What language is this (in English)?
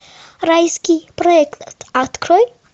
Russian